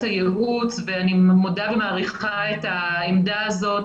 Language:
Hebrew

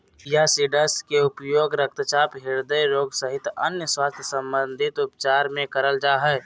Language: Magahi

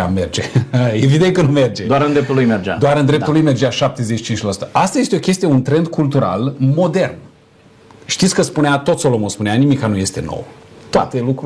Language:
Romanian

